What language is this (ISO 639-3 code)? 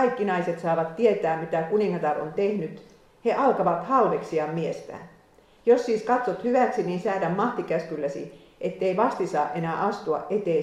fin